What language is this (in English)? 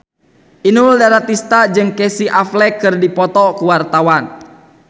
Sundanese